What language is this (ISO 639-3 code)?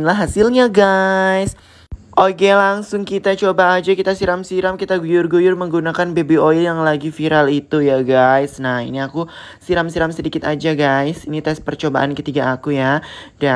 ind